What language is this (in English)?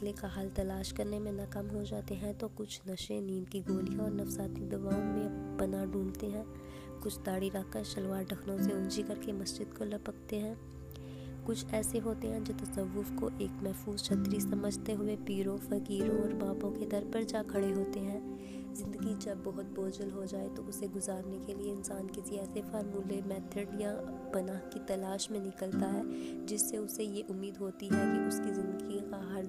Urdu